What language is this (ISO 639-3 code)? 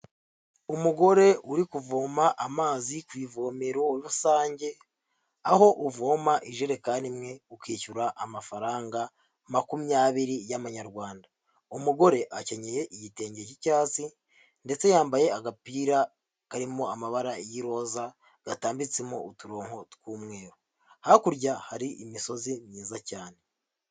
kin